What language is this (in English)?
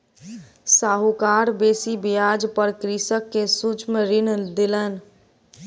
Maithili